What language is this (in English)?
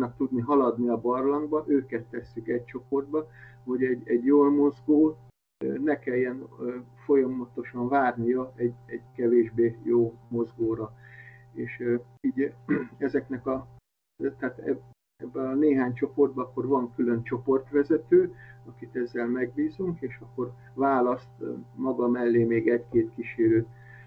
Hungarian